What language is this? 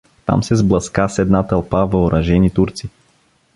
Bulgarian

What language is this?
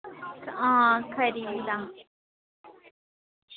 Dogri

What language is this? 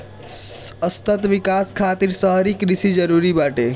Bhojpuri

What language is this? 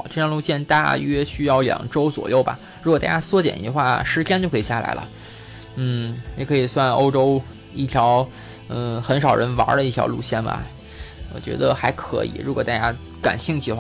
Chinese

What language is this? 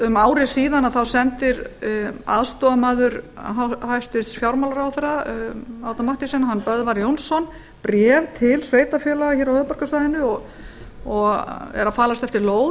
Icelandic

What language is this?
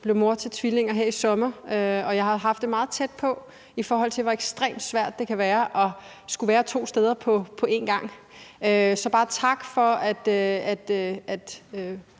Danish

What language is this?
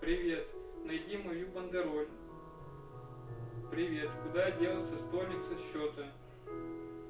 Russian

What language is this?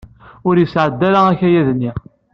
Kabyle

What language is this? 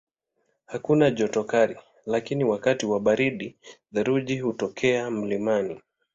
Swahili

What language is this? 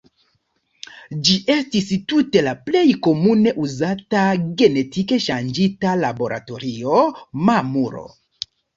Esperanto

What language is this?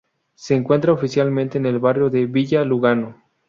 Spanish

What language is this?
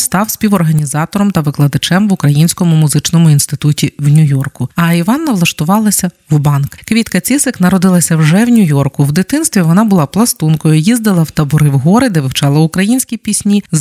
Ukrainian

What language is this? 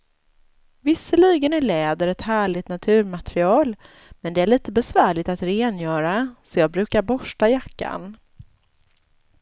Swedish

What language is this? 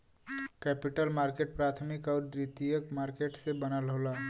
Bhojpuri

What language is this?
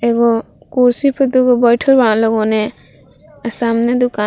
Bhojpuri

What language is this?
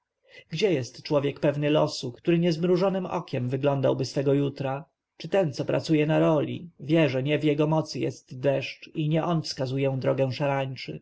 Polish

